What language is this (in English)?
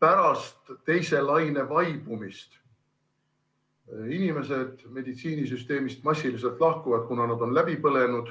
Estonian